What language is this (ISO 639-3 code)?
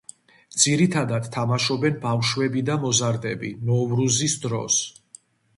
kat